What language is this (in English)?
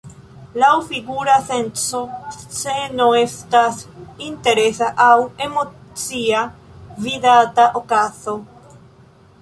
Esperanto